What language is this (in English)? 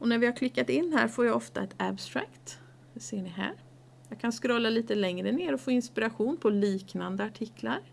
Swedish